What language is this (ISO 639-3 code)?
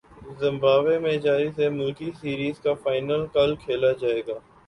urd